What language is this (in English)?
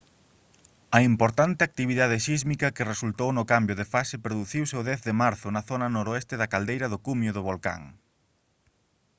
Galician